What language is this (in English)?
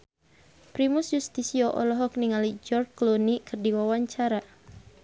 Sundanese